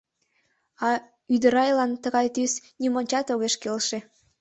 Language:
Mari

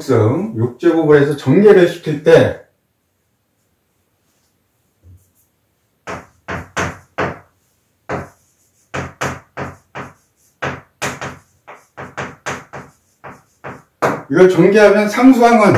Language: Korean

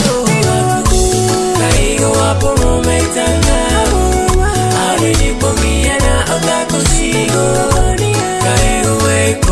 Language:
English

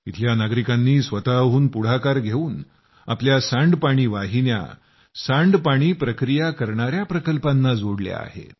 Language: Marathi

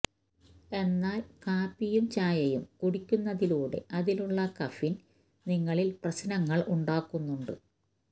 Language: Malayalam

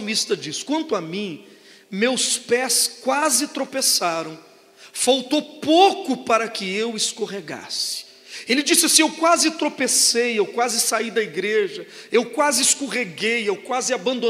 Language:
Portuguese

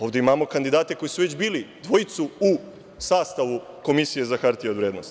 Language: Serbian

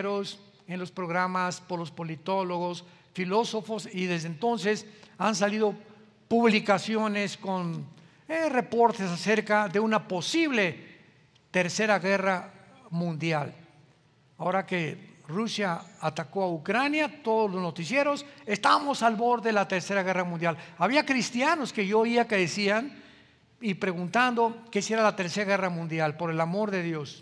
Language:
Spanish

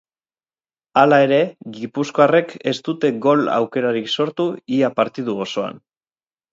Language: Basque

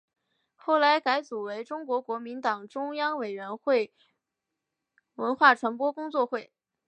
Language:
Chinese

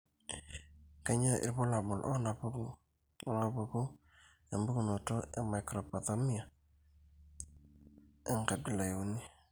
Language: Masai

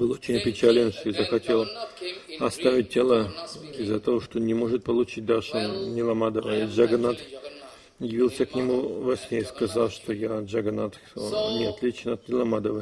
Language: Russian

